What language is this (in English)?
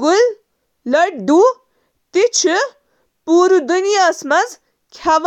Kashmiri